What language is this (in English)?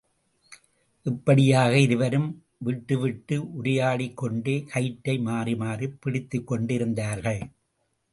Tamil